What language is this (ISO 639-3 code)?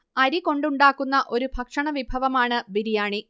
mal